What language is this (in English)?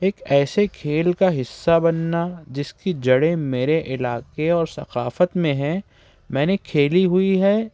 Urdu